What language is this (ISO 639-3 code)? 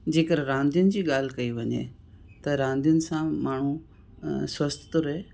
snd